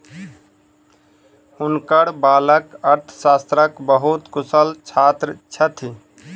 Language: Maithili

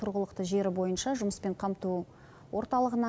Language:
Kazakh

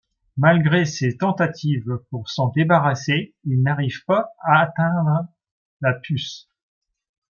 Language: French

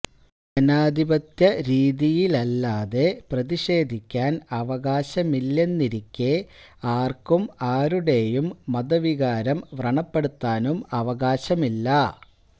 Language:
Malayalam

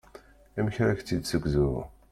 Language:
Kabyle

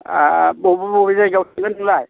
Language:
Bodo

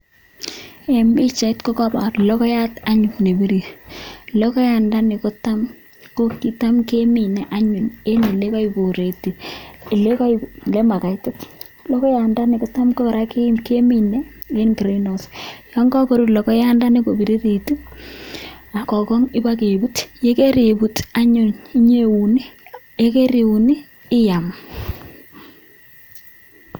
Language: Kalenjin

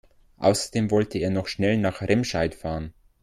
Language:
German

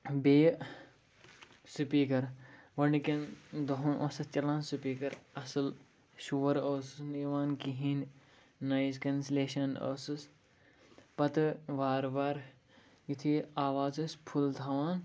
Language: Kashmiri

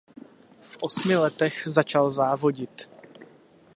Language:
Czech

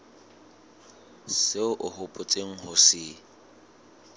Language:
Southern Sotho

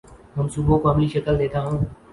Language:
Urdu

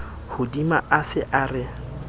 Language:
Southern Sotho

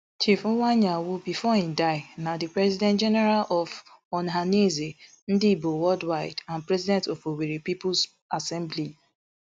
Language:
Nigerian Pidgin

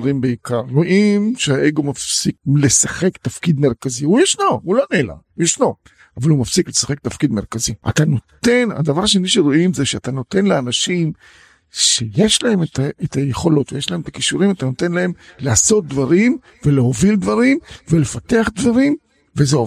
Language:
Hebrew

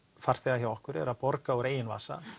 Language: Icelandic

